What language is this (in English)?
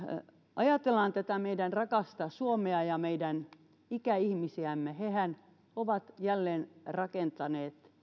Finnish